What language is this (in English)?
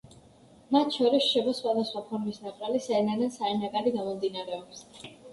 Georgian